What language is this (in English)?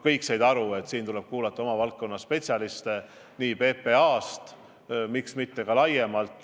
Estonian